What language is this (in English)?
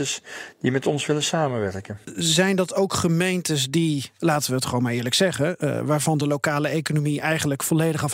Dutch